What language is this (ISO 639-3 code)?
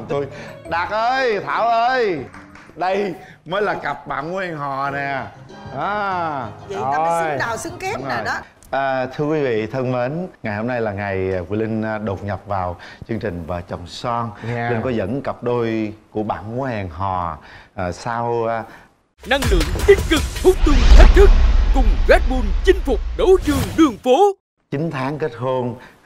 vie